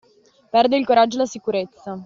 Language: Italian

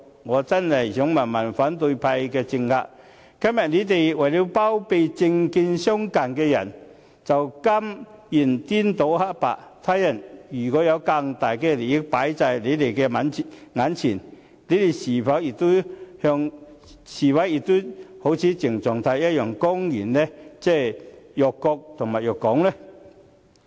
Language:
Cantonese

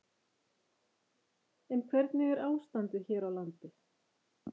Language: Icelandic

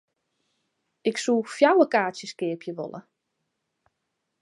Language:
Western Frisian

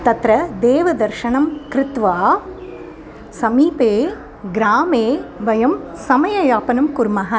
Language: Sanskrit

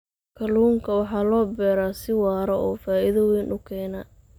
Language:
Somali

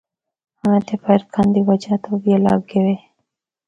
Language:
Northern Hindko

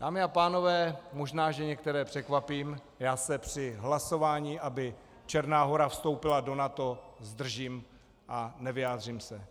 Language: Czech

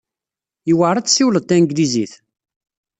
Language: Kabyle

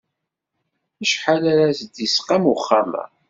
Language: Kabyle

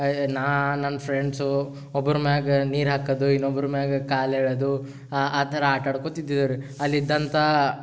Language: Kannada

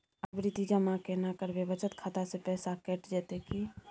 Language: Maithili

